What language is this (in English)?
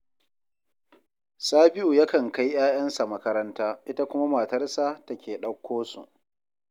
Hausa